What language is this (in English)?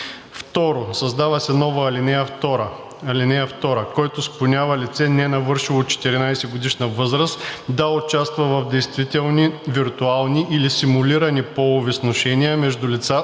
Bulgarian